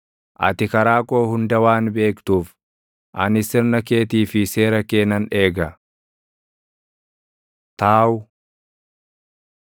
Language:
Oromo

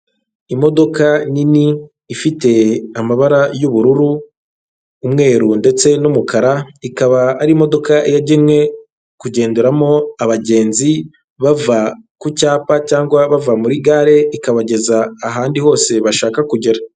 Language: Kinyarwanda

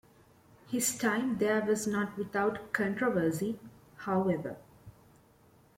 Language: English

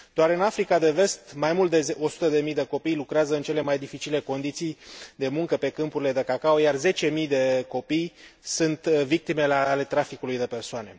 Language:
Romanian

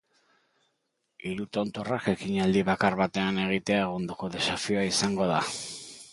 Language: Basque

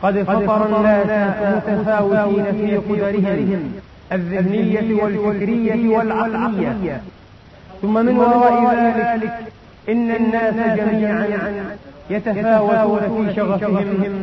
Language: Arabic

